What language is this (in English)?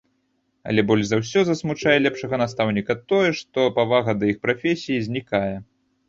Belarusian